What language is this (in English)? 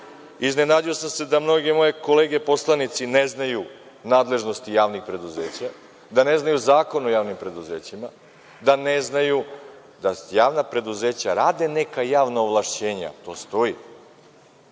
Serbian